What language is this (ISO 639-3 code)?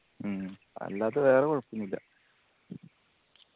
mal